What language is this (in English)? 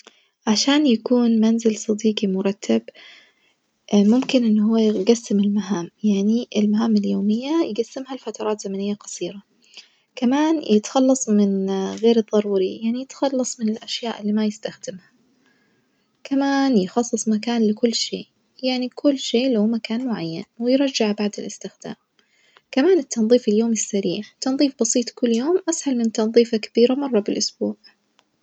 Najdi Arabic